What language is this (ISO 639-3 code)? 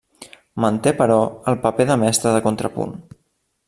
cat